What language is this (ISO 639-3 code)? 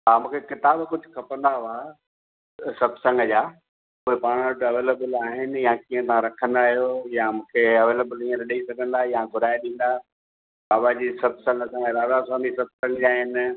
snd